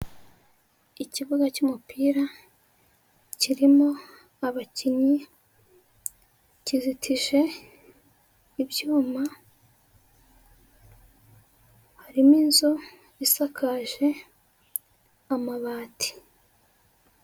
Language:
Kinyarwanda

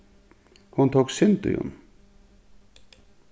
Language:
Faroese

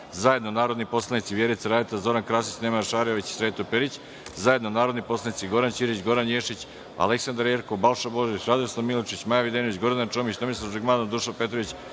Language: Serbian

